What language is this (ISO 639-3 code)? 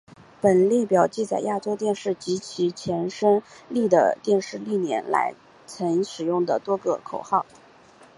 zho